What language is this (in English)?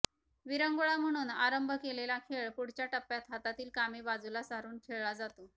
Marathi